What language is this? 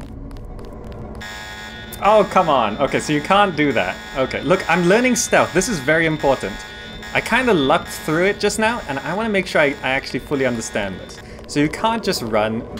English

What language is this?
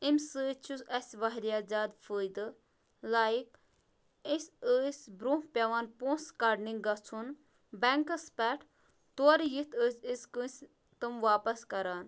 Kashmiri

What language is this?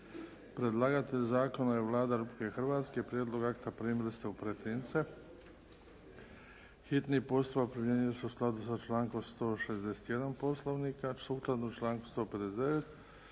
Croatian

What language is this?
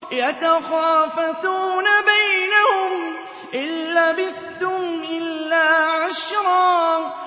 Arabic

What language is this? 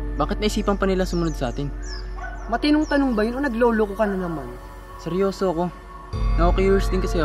Filipino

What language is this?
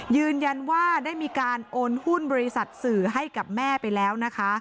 Thai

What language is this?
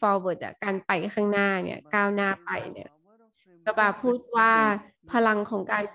Thai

